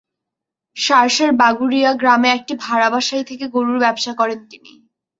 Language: Bangla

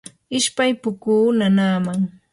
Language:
Yanahuanca Pasco Quechua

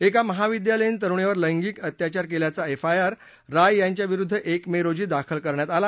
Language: Marathi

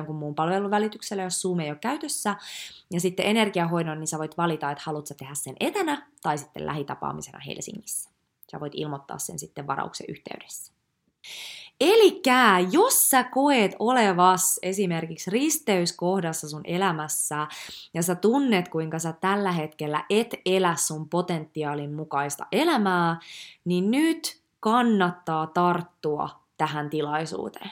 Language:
Finnish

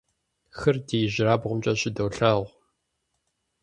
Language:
Kabardian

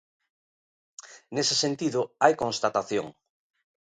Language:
Galician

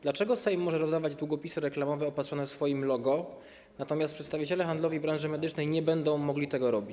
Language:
Polish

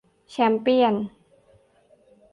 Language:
Thai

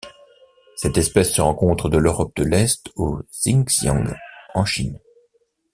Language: French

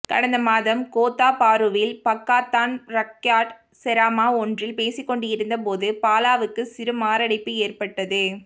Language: Tamil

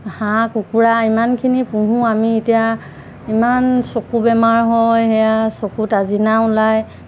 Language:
Assamese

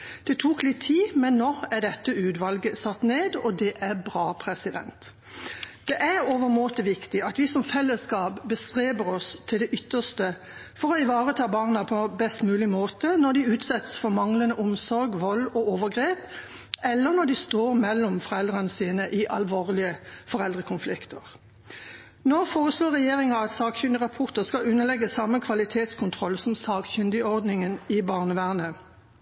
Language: Norwegian Bokmål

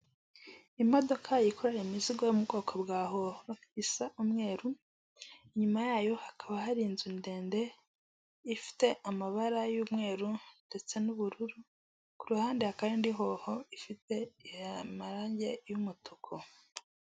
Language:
Kinyarwanda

